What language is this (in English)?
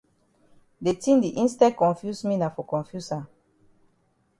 Cameroon Pidgin